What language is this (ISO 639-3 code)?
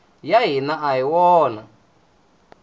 tso